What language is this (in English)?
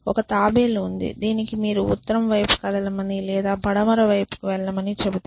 Telugu